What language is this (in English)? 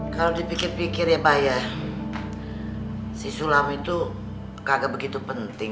Indonesian